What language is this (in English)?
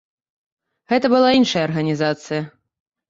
Belarusian